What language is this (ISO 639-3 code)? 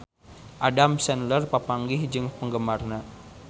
sun